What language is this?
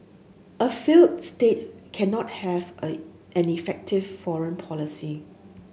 English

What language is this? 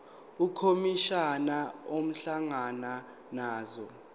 Zulu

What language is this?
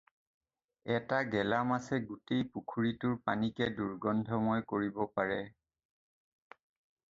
Assamese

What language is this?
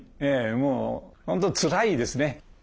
Japanese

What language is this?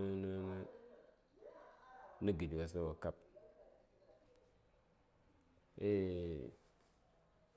Saya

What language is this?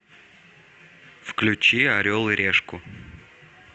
Russian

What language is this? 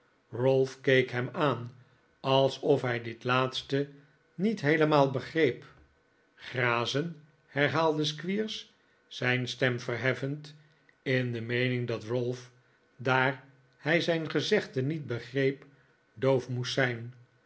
Dutch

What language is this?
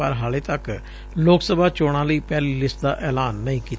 Punjabi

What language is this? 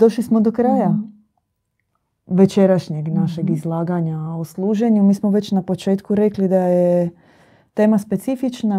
Croatian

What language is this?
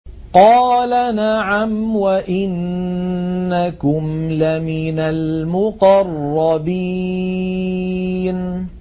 Arabic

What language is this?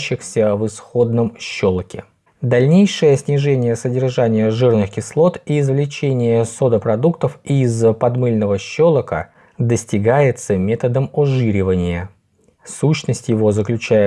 Russian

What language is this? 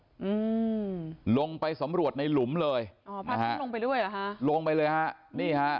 Thai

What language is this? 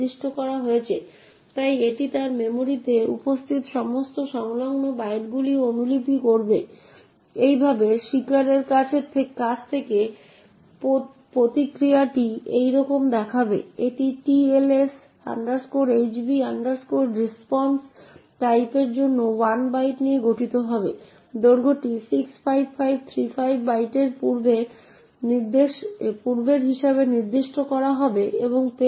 Bangla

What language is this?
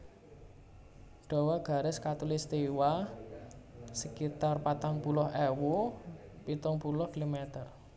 Javanese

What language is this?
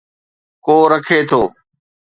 Sindhi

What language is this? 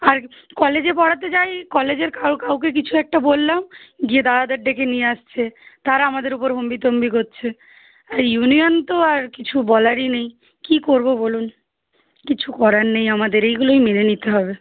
Bangla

